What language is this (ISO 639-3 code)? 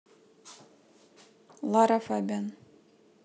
rus